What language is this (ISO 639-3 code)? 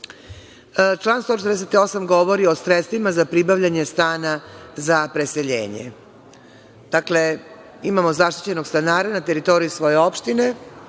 srp